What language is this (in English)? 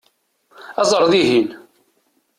Kabyle